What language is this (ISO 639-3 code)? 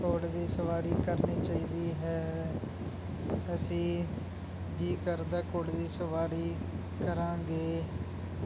pan